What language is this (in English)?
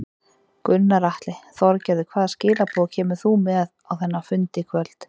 Icelandic